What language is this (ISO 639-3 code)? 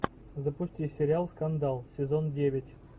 rus